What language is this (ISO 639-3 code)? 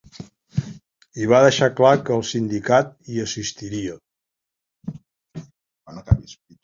cat